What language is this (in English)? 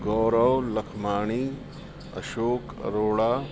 Sindhi